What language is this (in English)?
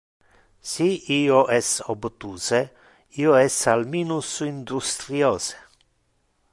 Interlingua